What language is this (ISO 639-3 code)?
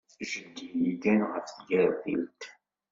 kab